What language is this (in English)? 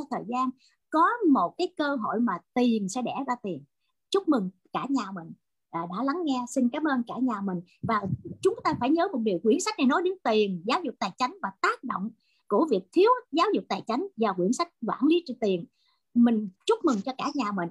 Vietnamese